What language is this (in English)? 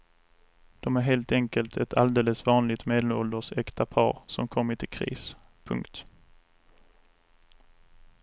Swedish